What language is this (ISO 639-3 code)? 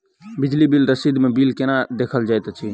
mai